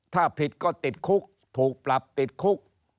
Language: Thai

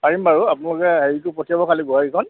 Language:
Assamese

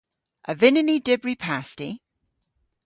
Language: Cornish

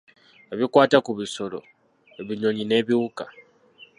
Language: Ganda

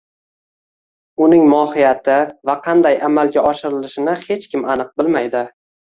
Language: Uzbek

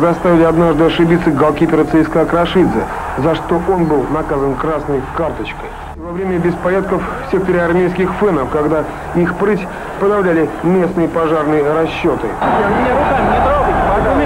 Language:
Russian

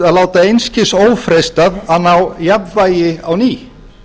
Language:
Icelandic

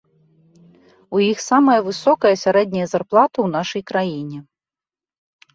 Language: Belarusian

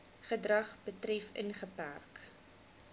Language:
Afrikaans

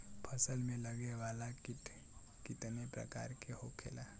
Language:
Bhojpuri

